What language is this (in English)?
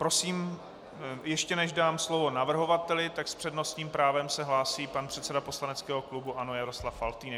Czech